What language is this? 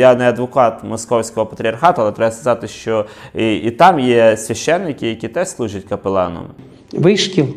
Ukrainian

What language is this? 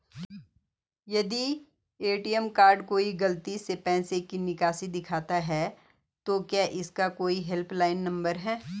Hindi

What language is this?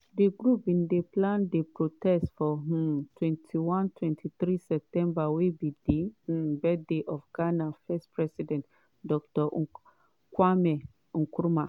Nigerian Pidgin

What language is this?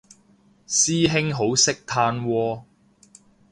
Cantonese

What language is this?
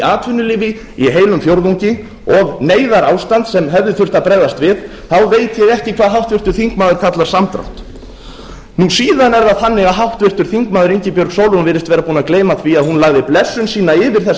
Icelandic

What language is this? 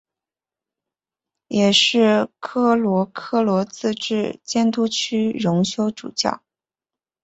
Chinese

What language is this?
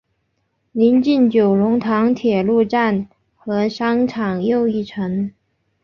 Chinese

